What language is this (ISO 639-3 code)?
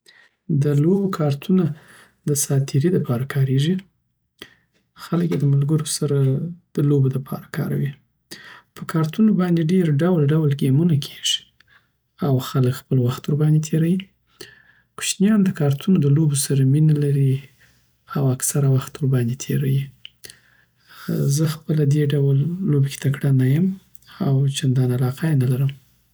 pbt